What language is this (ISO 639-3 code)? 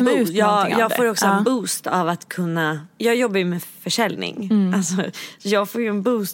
swe